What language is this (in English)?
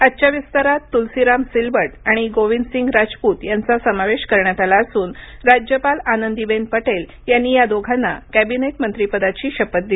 Marathi